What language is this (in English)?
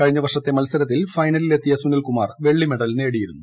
Malayalam